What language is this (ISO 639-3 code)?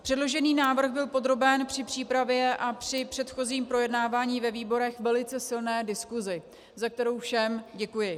ces